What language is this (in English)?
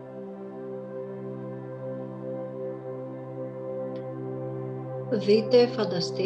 Greek